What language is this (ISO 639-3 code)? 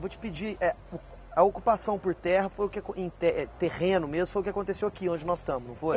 por